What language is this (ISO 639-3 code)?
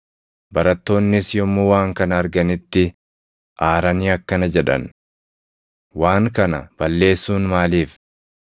orm